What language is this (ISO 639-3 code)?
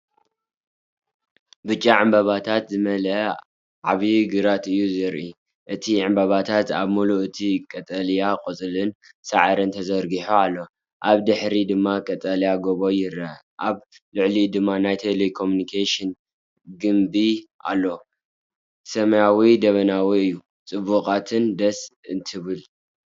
tir